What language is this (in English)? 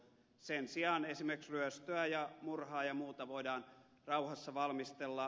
Finnish